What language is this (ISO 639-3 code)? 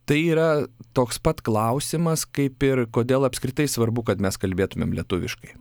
lit